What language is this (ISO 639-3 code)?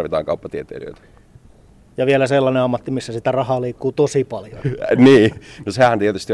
fin